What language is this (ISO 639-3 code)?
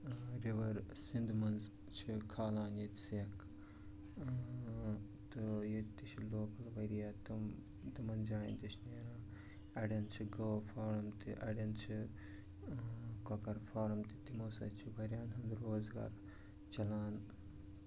kas